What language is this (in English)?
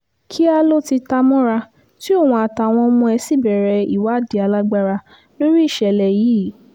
Yoruba